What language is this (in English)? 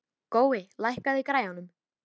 Icelandic